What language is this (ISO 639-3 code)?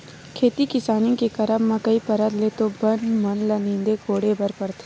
hne